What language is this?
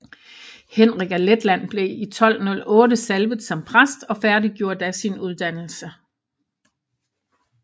Danish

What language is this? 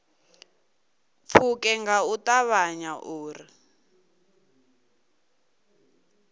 Venda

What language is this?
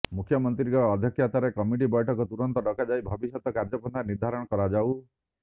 Odia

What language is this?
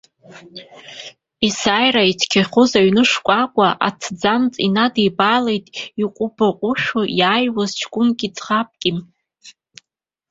Abkhazian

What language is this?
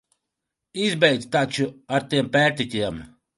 Latvian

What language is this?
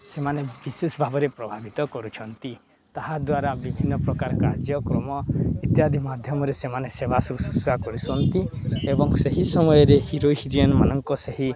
Odia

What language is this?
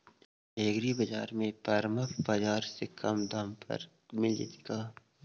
Magahi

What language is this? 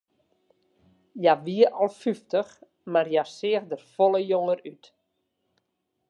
Western Frisian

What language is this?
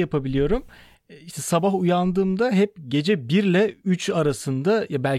Turkish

